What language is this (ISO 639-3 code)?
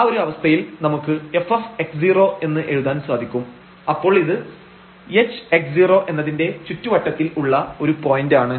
mal